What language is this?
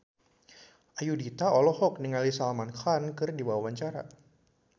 Sundanese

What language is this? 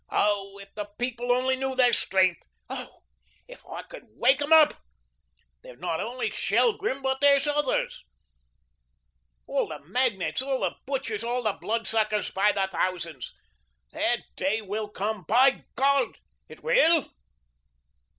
English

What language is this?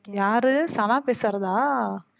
Tamil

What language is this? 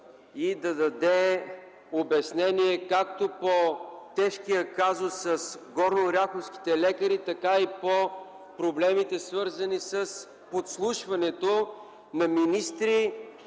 Bulgarian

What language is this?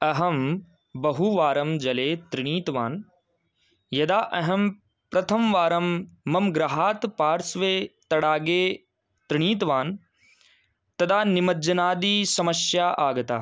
Sanskrit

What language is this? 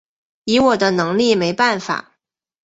Chinese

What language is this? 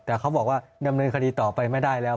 Thai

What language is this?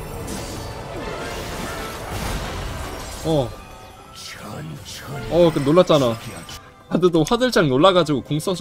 Korean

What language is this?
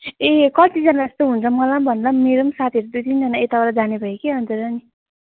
Nepali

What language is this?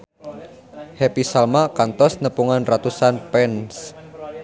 Sundanese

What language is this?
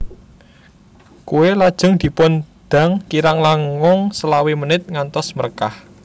Javanese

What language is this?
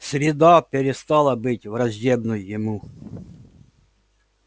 Russian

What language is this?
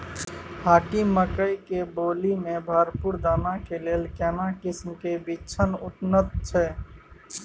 Maithili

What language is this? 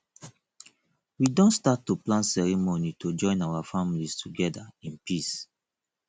Nigerian Pidgin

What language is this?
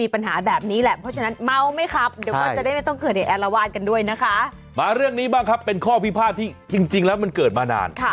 Thai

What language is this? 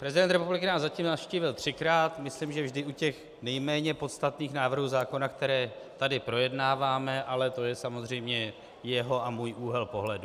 Czech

